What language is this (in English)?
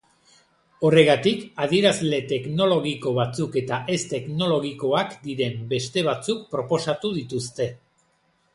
Basque